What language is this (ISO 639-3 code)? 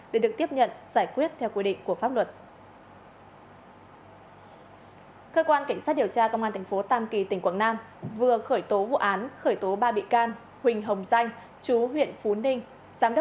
vie